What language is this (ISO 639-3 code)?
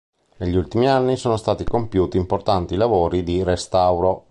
ita